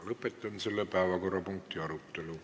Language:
Estonian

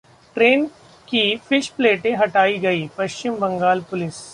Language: Hindi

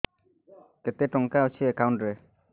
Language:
Odia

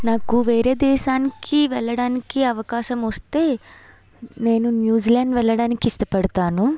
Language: Telugu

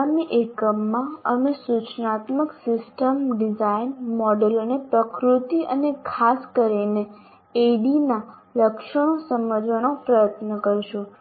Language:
Gujarati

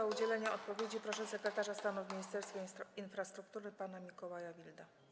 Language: Polish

